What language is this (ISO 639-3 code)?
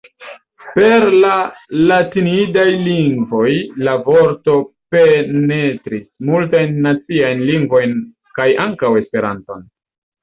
epo